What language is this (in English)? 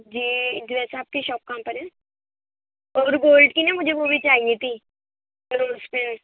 Urdu